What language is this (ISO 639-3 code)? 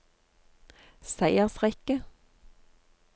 nor